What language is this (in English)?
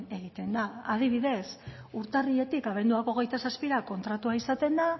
Basque